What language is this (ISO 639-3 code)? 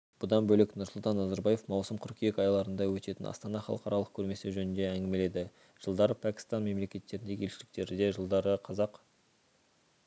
kaz